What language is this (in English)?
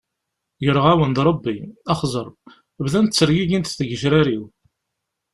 Kabyle